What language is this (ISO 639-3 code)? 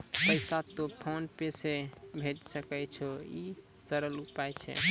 mai